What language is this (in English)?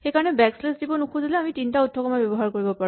Assamese